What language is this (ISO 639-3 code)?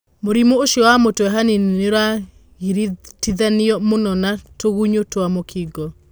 kik